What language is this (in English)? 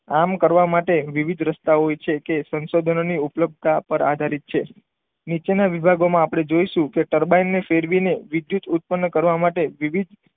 Gujarati